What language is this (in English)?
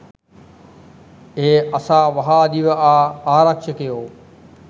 Sinhala